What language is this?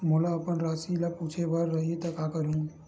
Chhattisgarhi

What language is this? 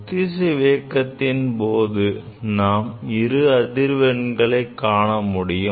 Tamil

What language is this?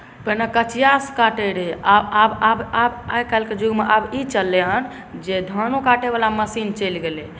Maithili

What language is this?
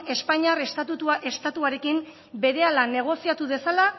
Basque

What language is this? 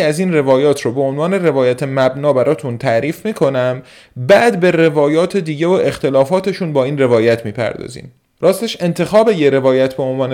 Persian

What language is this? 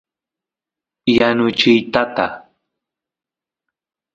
Santiago del Estero Quichua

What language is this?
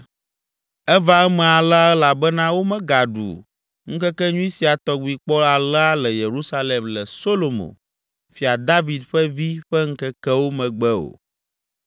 Ewe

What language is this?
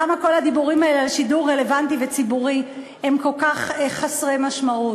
Hebrew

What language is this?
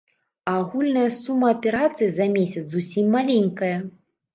Belarusian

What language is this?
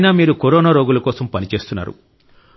Telugu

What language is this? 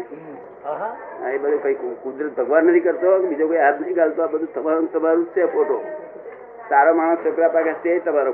Gujarati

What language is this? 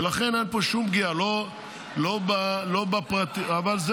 Hebrew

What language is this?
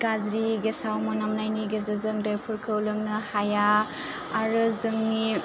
Bodo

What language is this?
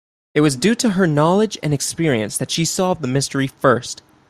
English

